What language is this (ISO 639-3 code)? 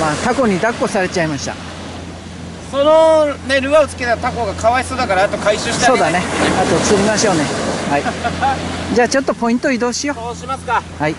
jpn